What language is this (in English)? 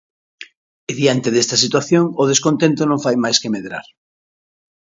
Galician